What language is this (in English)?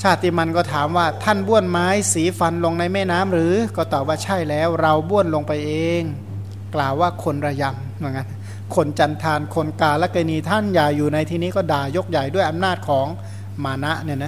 Thai